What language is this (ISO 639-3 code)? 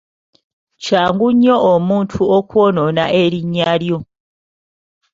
lug